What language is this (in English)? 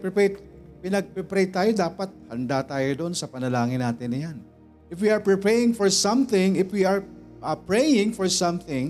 Filipino